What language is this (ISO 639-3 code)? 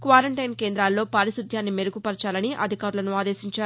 tel